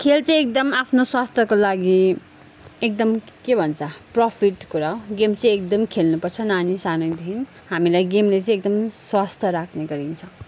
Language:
Nepali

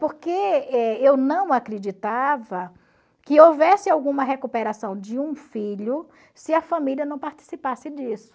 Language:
Portuguese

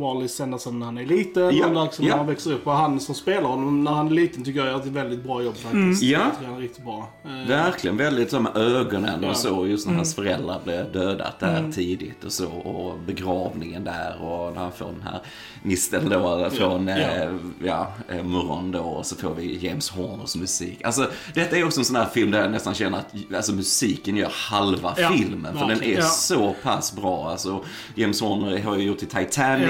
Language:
Swedish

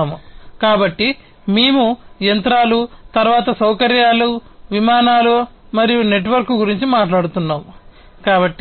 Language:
Telugu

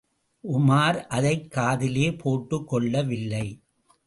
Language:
Tamil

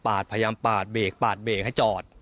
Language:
Thai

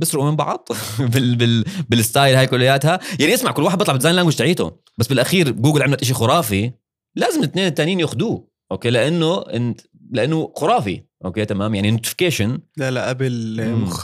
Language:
Arabic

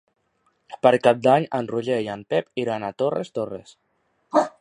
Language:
Catalan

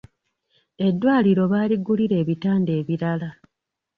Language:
Ganda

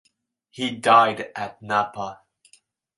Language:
English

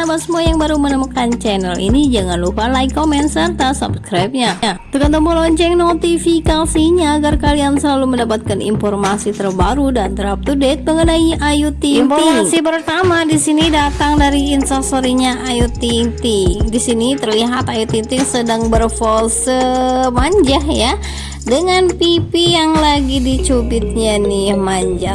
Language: Indonesian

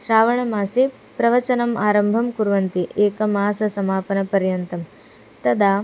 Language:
Sanskrit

